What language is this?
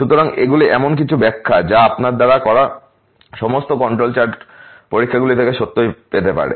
Bangla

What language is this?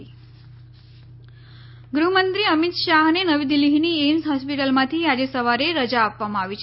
Gujarati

